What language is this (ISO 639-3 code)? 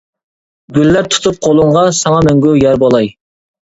uig